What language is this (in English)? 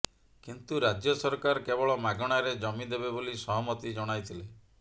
Odia